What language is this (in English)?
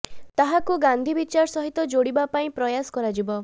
Odia